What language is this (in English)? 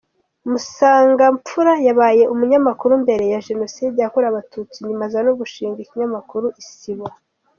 Kinyarwanda